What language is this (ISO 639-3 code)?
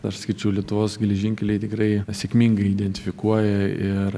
lit